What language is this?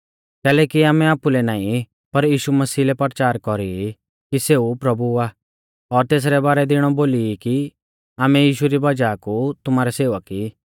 Mahasu Pahari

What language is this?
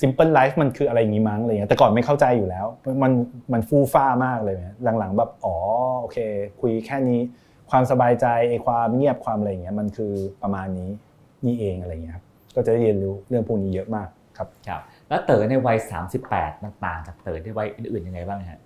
Thai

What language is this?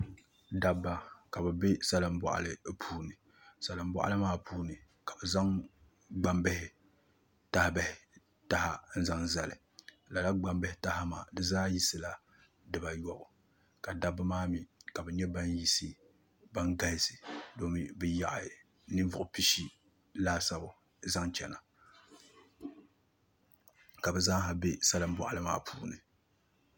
Dagbani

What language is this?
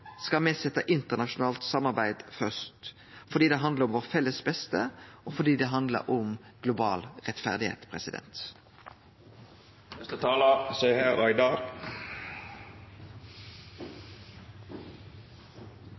Norwegian Nynorsk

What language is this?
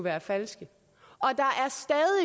Danish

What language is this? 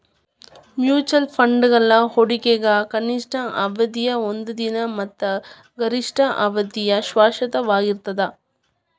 Kannada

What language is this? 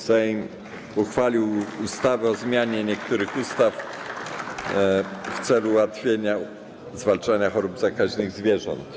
Polish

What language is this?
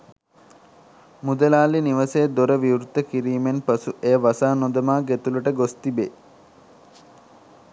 Sinhala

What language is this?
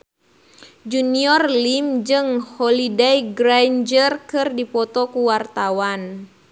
Sundanese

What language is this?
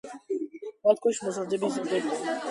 Georgian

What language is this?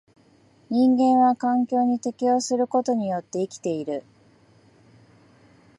Japanese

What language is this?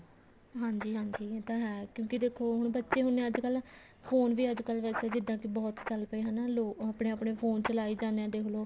Punjabi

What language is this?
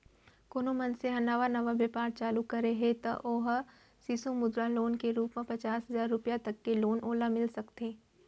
Chhattisgarhi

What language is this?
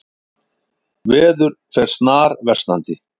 Icelandic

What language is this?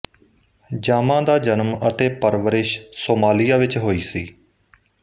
Punjabi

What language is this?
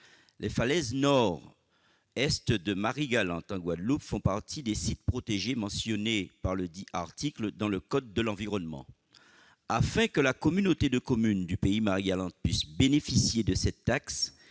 French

